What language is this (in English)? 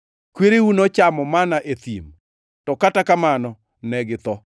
Luo (Kenya and Tanzania)